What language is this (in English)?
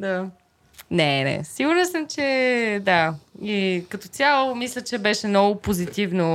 Bulgarian